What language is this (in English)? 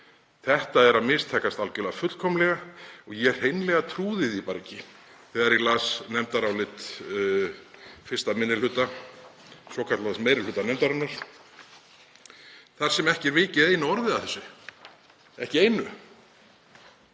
Icelandic